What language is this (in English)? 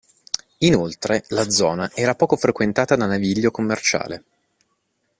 Italian